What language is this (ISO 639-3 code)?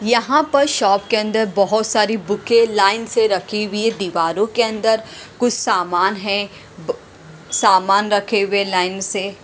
hin